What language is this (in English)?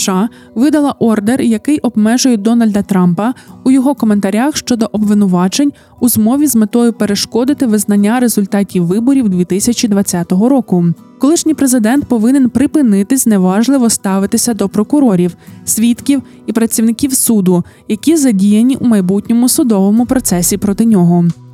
Ukrainian